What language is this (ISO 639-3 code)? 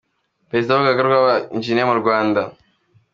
kin